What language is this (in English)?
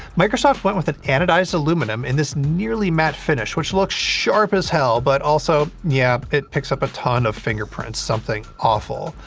English